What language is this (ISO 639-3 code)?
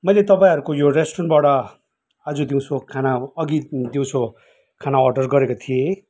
nep